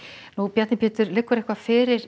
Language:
Icelandic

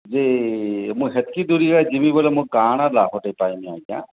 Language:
Odia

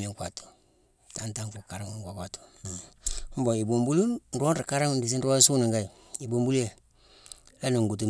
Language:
Mansoanka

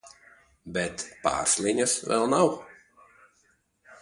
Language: Latvian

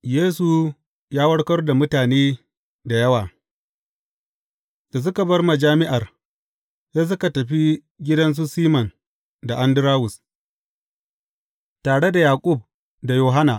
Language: Hausa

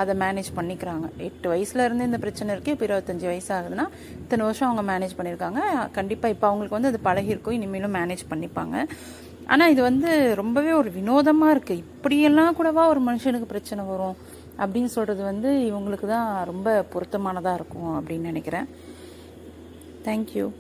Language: Tamil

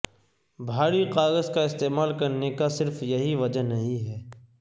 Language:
Urdu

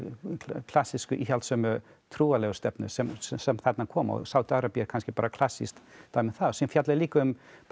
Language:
Icelandic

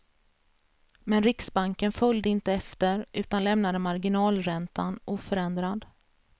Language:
Swedish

